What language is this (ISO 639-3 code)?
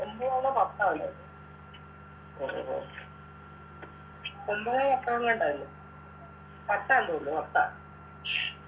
mal